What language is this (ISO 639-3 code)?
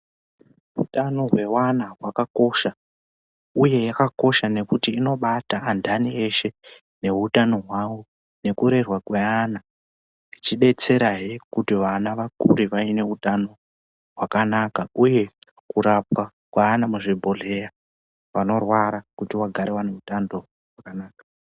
ndc